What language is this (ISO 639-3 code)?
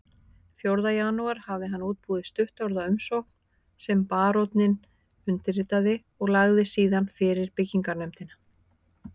isl